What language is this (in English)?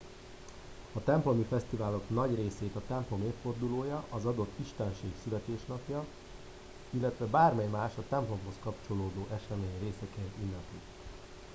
Hungarian